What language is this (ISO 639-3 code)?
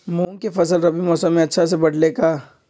mag